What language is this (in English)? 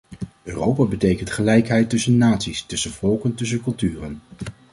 Dutch